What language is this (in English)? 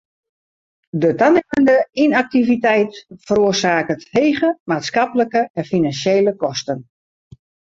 Western Frisian